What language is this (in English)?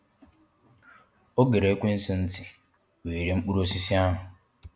Igbo